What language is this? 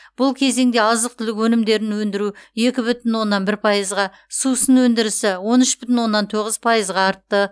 Kazakh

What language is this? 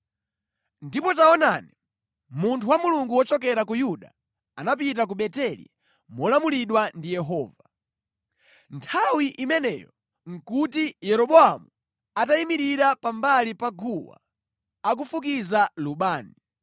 Nyanja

